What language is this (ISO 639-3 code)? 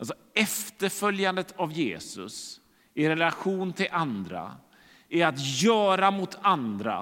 swe